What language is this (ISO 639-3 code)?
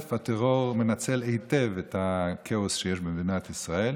heb